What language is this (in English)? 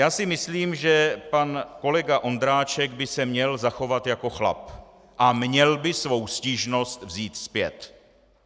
Czech